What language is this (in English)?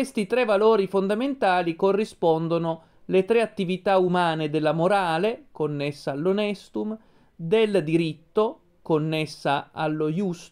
Italian